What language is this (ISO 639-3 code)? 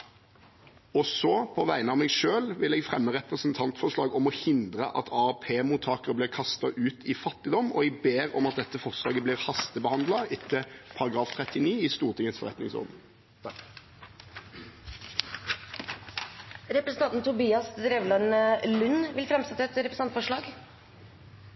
nob